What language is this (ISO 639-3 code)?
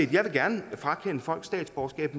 dan